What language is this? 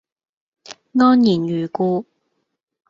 Cantonese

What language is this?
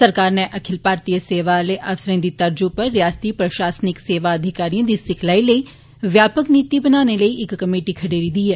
Dogri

